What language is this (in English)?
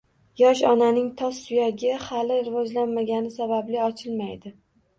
Uzbek